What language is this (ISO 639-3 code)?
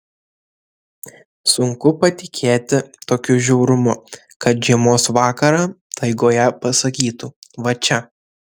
lit